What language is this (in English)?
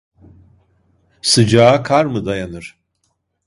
Turkish